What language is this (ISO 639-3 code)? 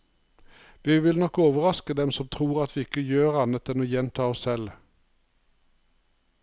nor